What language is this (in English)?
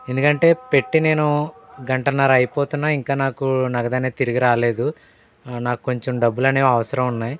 Telugu